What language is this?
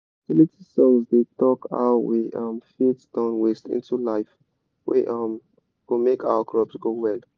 Nigerian Pidgin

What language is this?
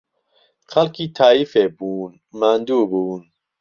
Central Kurdish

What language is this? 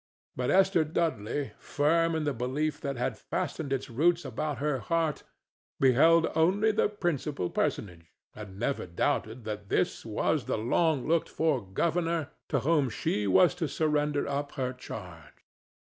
English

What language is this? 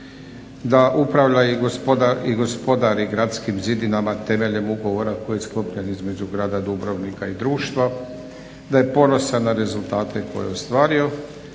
Croatian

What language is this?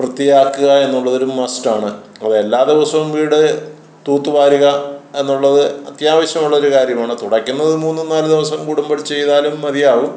Malayalam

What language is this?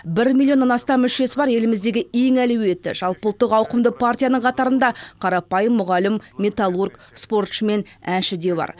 Kazakh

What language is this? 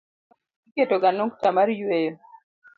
Luo (Kenya and Tanzania)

